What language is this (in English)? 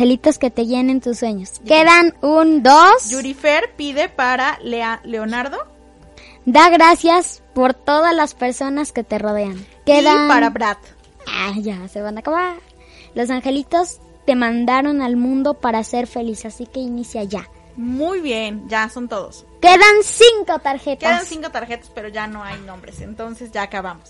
Spanish